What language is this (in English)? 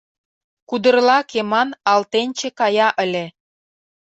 Mari